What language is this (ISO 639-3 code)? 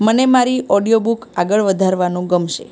guj